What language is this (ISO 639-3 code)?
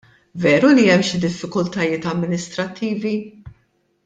mlt